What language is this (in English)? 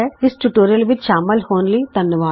Punjabi